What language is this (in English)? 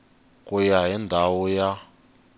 Tsonga